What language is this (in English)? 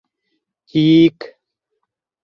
Bashkir